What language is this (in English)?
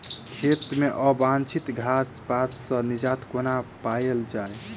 Maithili